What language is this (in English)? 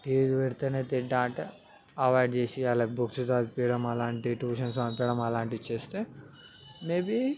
Telugu